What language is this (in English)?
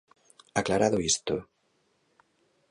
Galician